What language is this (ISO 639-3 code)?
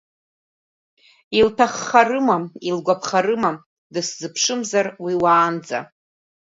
abk